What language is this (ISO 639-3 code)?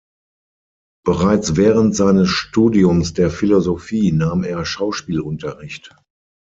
deu